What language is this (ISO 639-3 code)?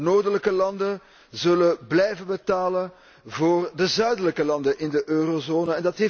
nld